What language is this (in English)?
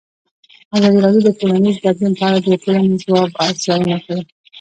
Pashto